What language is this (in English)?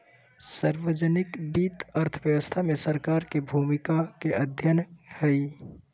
Magahi